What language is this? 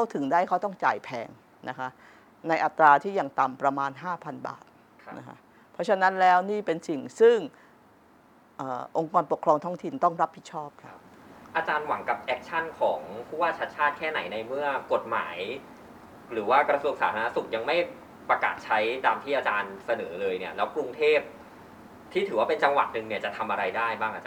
Thai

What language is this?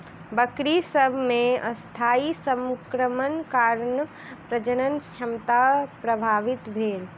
Maithili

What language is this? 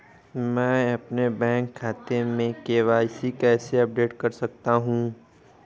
Hindi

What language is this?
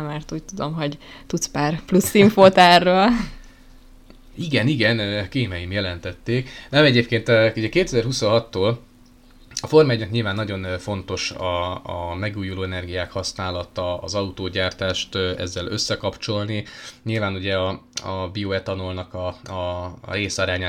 Hungarian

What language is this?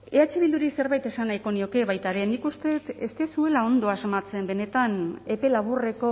Basque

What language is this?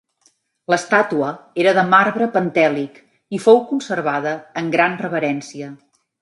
Catalan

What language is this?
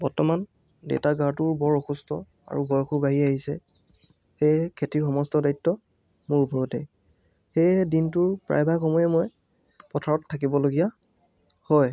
Assamese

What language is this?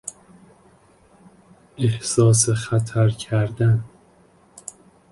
Persian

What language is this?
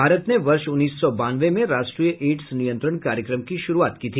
Hindi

